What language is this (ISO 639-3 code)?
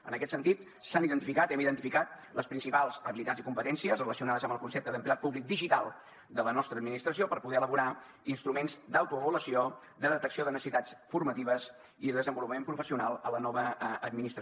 cat